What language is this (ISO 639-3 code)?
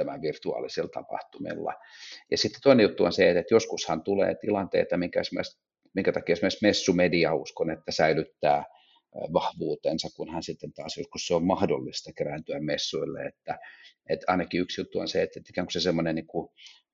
fin